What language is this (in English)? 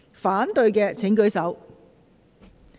Cantonese